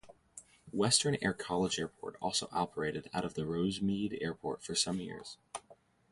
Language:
English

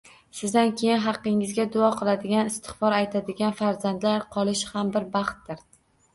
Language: Uzbek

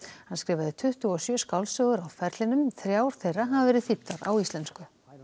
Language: Icelandic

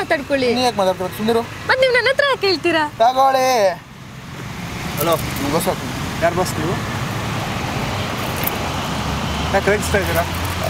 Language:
Kannada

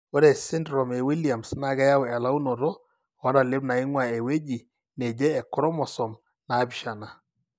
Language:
Masai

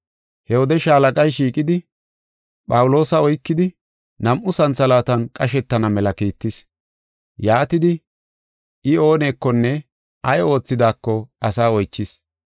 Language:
Gofa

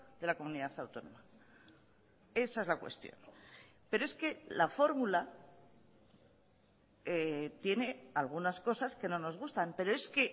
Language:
Spanish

